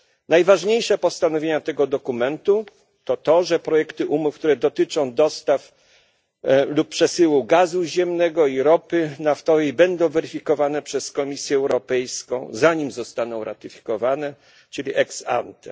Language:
Polish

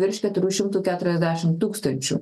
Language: Lithuanian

